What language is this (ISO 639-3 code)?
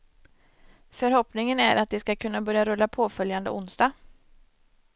swe